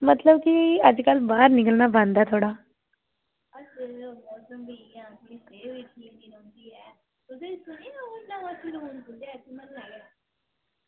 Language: Dogri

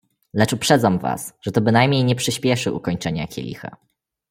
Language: Polish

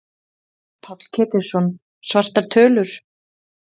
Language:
Icelandic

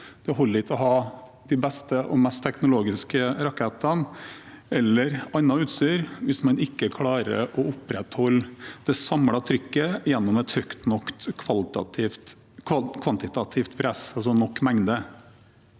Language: Norwegian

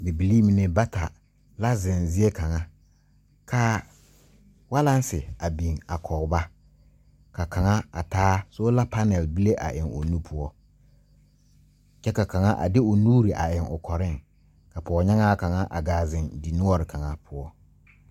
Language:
Southern Dagaare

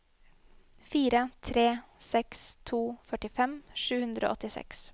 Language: Norwegian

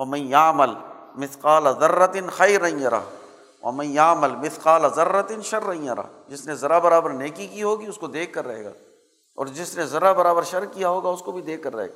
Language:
Urdu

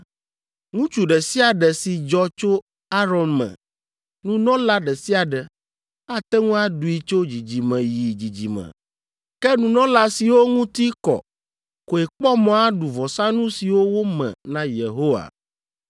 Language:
Ewe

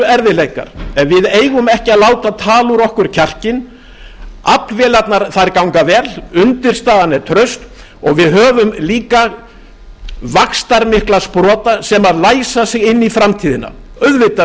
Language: Icelandic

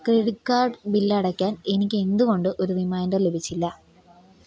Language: Malayalam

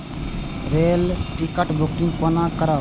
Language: Maithili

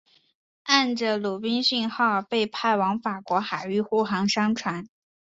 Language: Chinese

